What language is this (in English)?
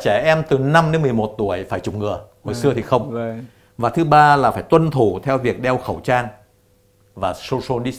Vietnamese